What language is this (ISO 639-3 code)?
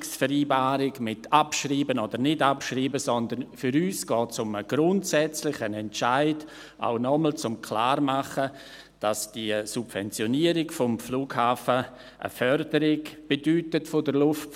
gsw